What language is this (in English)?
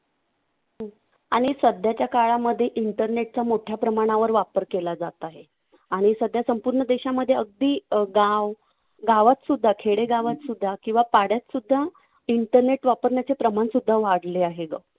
Marathi